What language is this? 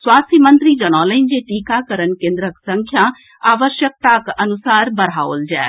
Maithili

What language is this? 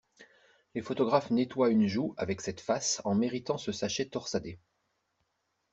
French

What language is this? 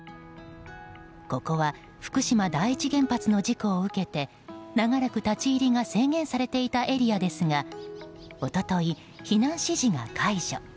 Japanese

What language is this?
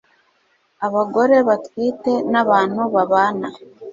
Kinyarwanda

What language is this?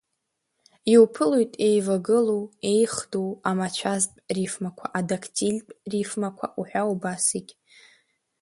Abkhazian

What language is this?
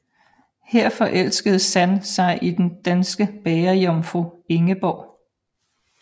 Danish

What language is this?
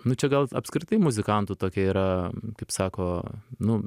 Lithuanian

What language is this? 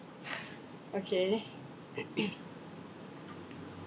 English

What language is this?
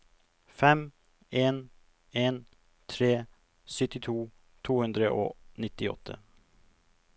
Norwegian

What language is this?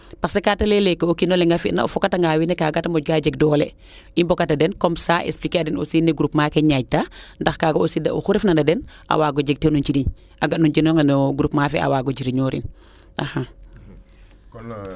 Serer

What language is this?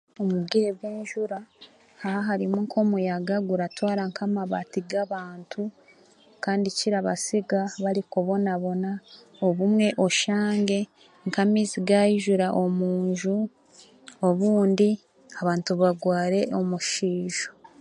Chiga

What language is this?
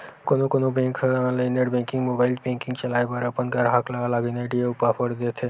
Chhattisgarhi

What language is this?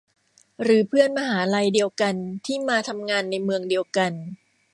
Thai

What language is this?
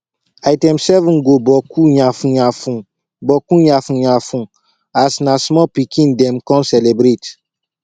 Nigerian Pidgin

